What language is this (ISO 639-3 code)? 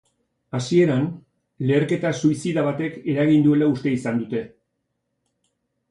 eus